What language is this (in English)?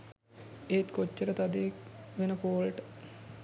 Sinhala